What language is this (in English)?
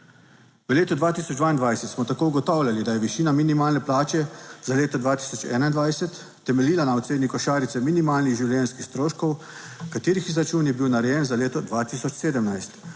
Slovenian